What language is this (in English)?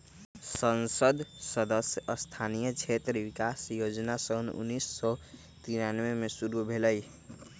Magahi